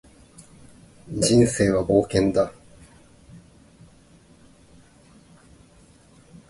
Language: Japanese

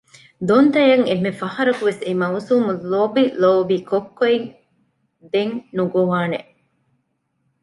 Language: Divehi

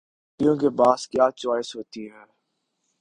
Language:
Urdu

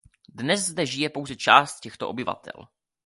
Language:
Czech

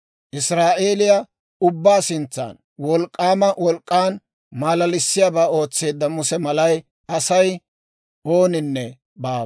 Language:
Dawro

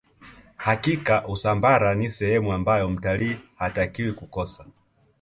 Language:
Swahili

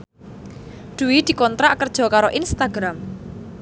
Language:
Javanese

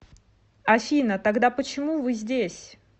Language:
Russian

